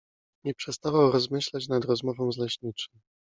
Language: Polish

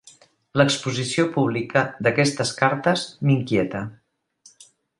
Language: Catalan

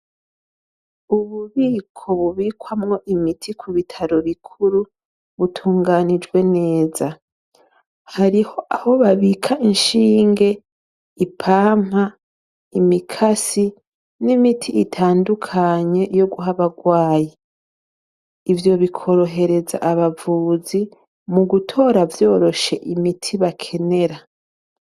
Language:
Rundi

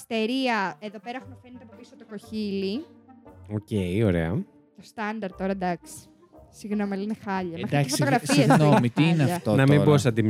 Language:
Greek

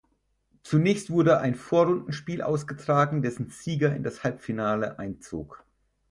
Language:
German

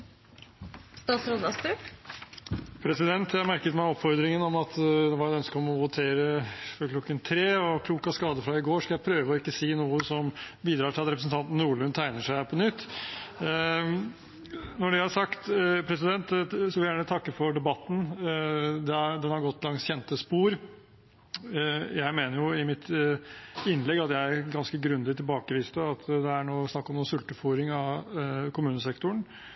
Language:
Norwegian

